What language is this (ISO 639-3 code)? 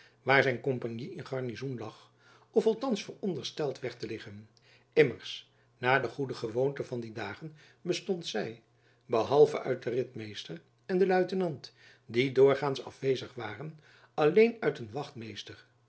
nld